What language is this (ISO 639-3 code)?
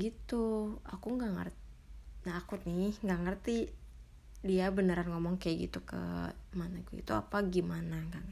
ind